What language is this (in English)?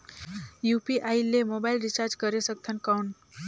Chhattisgarhi